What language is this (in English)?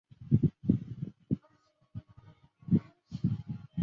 Chinese